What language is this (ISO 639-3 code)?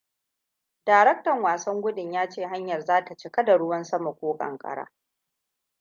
hau